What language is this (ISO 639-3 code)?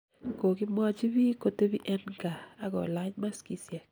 kln